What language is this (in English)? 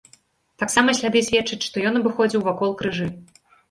Belarusian